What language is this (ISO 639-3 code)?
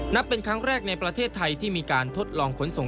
tha